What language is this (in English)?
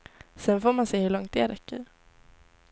Swedish